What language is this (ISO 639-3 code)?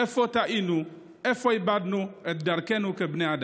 heb